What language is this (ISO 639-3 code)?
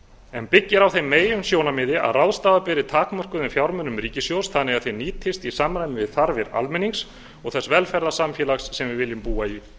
isl